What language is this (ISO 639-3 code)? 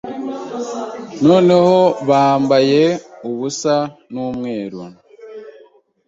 kin